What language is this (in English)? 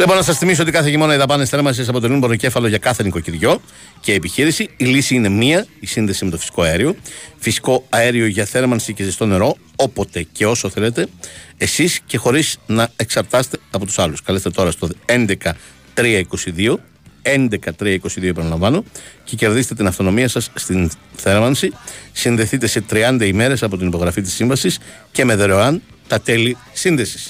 Greek